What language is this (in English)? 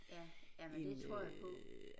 Danish